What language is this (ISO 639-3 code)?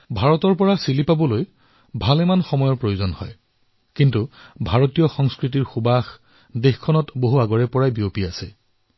asm